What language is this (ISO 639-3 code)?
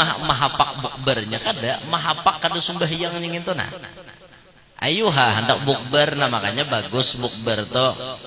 ind